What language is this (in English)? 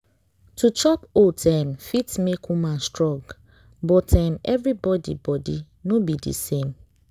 Nigerian Pidgin